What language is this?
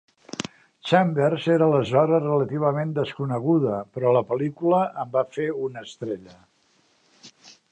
Catalan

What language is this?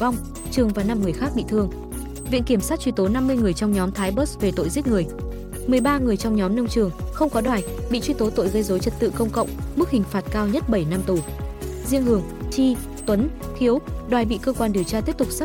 Vietnamese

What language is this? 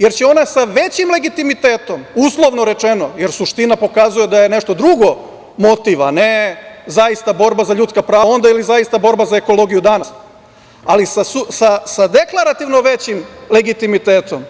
Serbian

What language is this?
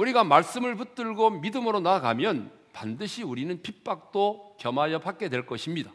Korean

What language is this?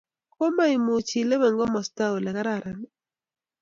Kalenjin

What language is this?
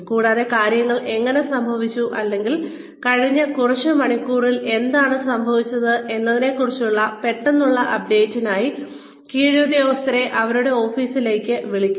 Malayalam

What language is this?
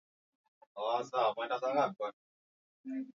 Swahili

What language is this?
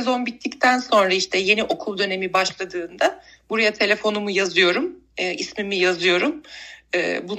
Turkish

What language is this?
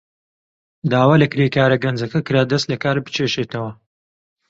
Central Kurdish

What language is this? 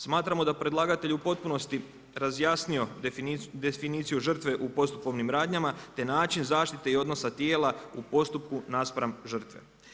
Croatian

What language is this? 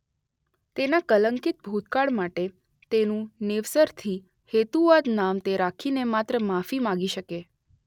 Gujarati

